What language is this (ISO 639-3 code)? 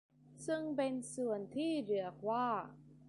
tha